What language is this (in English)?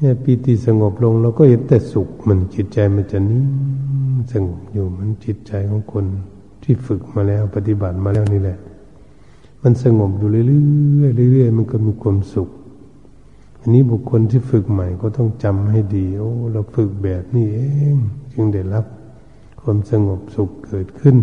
Thai